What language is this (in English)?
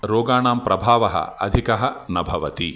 Sanskrit